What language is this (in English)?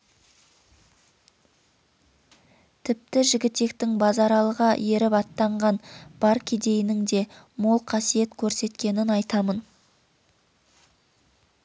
Kazakh